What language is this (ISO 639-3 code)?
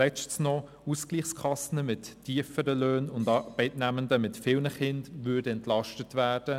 gsw